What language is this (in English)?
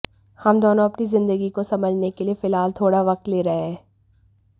Hindi